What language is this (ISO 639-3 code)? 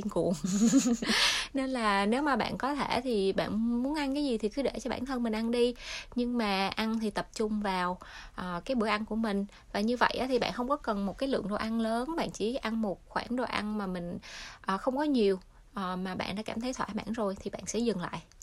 vie